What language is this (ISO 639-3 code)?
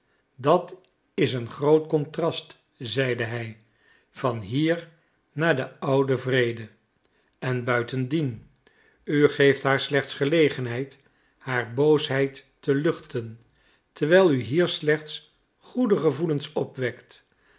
nld